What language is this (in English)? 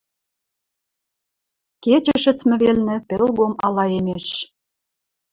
Western Mari